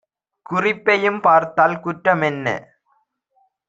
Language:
Tamil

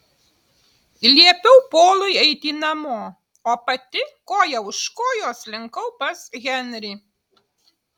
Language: Lithuanian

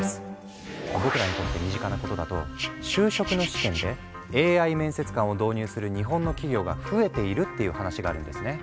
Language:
Japanese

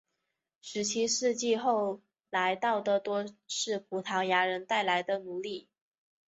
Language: Chinese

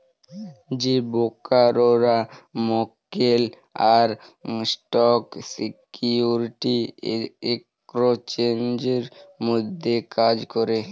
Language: Bangla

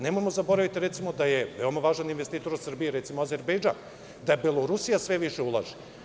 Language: Serbian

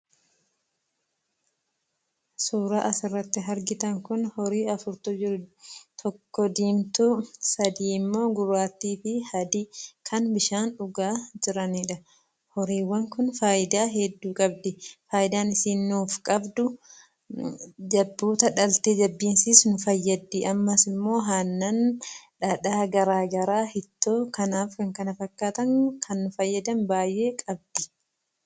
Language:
Oromo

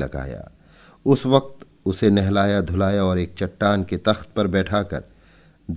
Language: Hindi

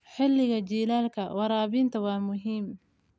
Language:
Somali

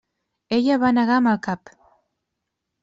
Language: Catalan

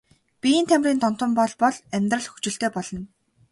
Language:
Mongolian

